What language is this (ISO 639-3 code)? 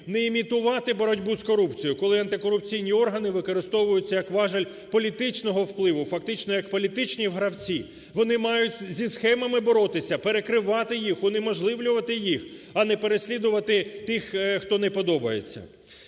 ukr